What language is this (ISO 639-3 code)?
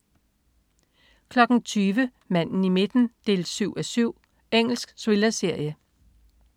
dan